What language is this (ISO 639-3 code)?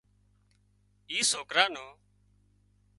kxp